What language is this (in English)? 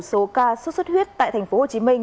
Vietnamese